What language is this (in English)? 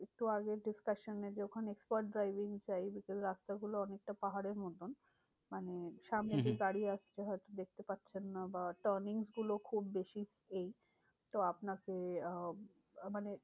Bangla